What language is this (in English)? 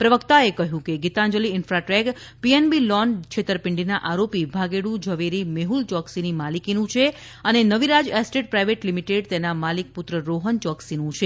Gujarati